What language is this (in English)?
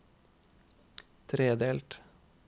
Norwegian